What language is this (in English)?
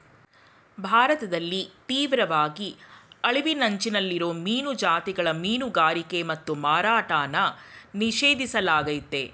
Kannada